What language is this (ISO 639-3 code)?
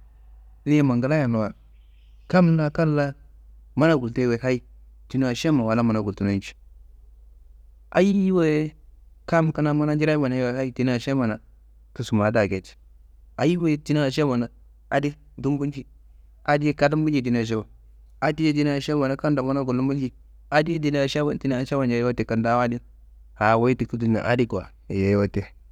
kbl